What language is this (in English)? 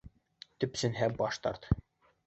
Bashkir